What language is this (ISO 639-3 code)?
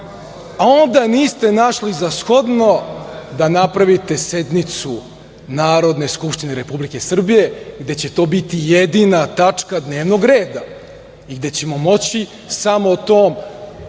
srp